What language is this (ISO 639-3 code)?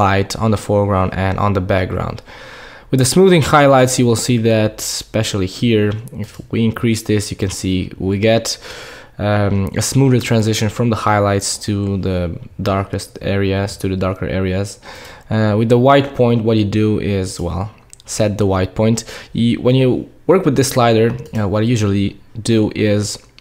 eng